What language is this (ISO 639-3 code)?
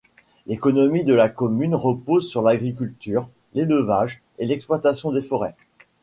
fra